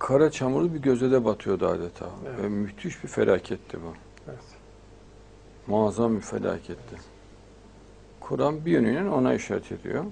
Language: Turkish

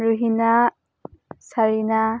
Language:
Manipuri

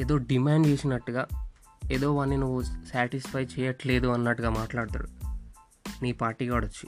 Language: Telugu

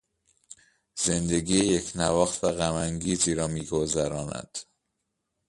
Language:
Persian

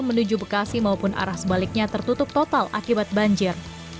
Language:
Indonesian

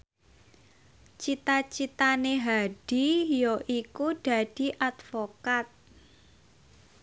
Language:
Javanese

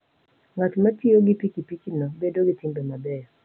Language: Luo (Kenya and Tanzania)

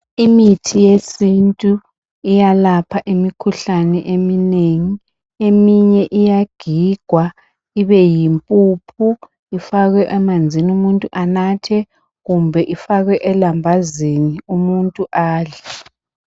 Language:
North Ndebele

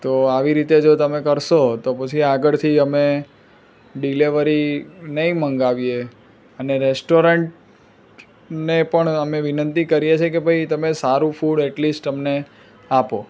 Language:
Gujarati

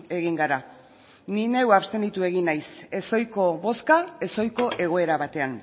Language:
Basque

